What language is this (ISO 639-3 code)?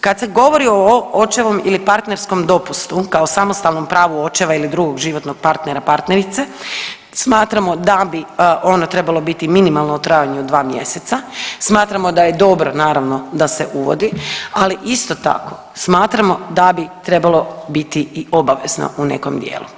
hrv